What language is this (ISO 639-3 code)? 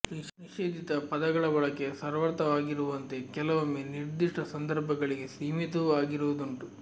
kan